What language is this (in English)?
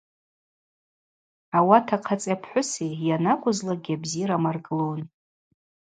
Abaza